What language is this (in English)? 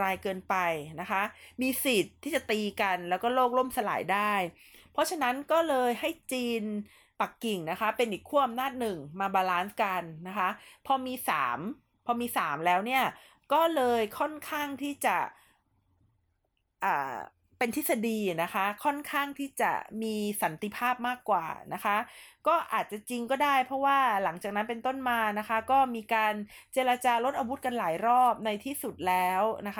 Thai